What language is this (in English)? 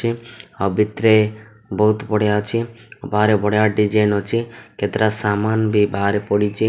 Odia